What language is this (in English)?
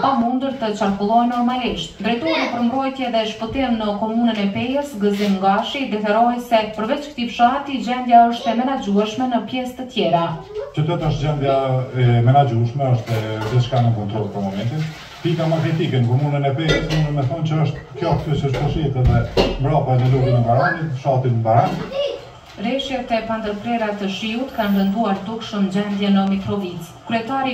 Romanian